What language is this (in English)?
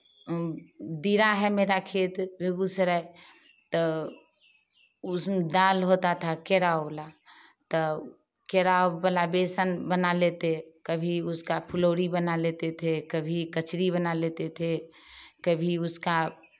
Hindi